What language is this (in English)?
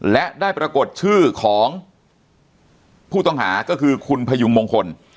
Thai